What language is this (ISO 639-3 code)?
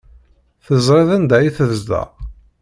kab